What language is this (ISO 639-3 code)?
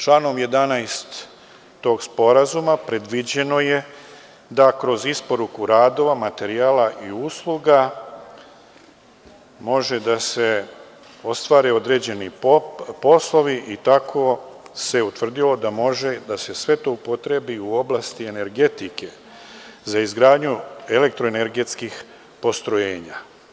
srp